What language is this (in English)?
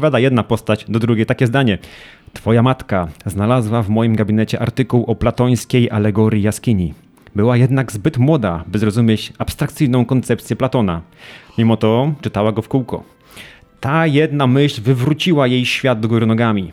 Polish